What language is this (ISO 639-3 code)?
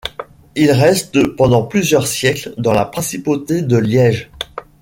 fra